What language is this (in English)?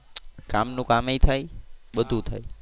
Gujarati